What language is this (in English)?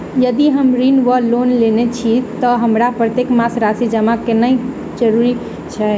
Maithili